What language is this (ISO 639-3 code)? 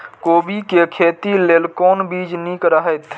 mai